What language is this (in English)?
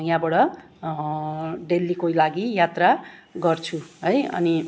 Nepali